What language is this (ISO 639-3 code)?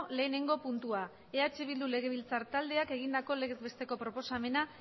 eus